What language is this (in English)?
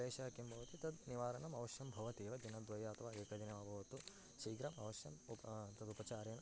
Sanskrit